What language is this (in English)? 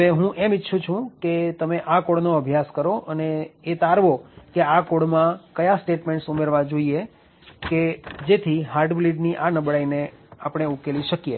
Gujarati